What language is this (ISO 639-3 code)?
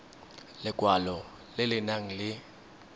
tsn